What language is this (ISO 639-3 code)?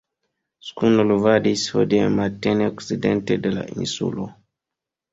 epo